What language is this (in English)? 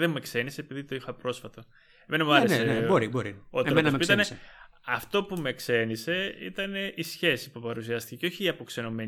Greek